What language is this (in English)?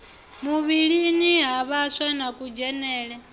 Venda